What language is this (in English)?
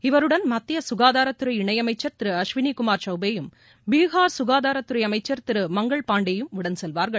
Tamil